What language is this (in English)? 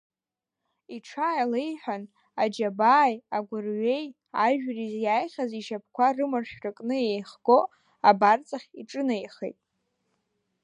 Abkhazian